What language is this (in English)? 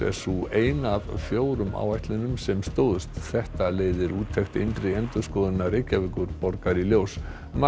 Icelandic